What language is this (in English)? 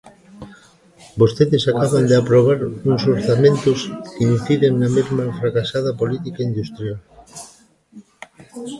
Galician